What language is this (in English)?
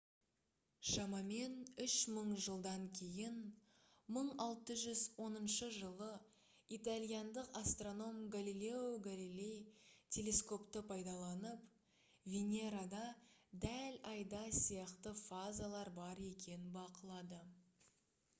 Kazakh